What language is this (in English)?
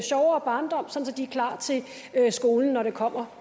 Danish